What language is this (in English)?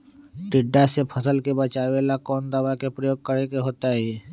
Magahi